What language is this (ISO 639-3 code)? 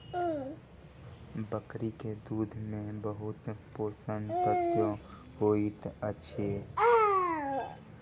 mai